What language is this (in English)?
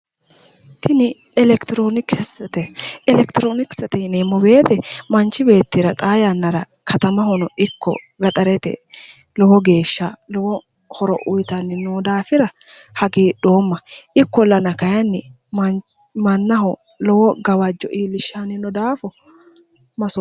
Sidamo